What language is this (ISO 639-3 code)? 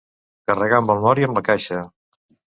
cat